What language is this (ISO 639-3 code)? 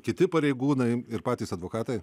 lit